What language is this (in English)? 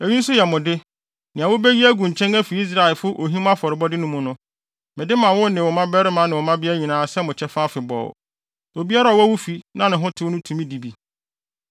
Akan